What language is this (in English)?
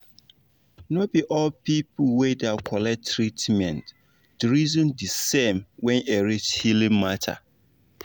Nigerian Pidgin